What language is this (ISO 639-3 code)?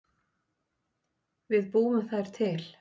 isl